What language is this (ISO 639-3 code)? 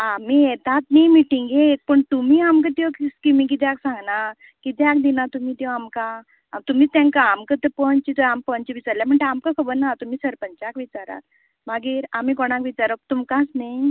kok